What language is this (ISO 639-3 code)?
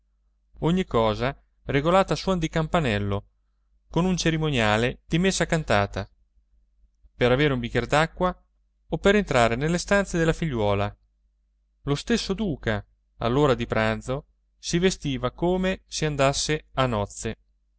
ita